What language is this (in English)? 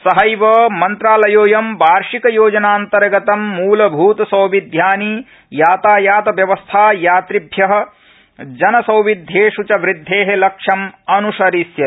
Sanskrit